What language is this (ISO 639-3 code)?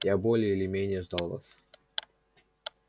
rus